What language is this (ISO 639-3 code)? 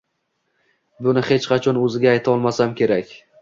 uzb